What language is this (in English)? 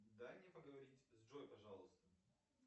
Russian